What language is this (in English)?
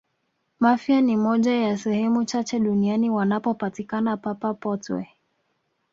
Swahili